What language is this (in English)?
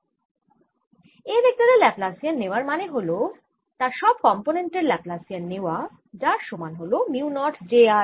Bangla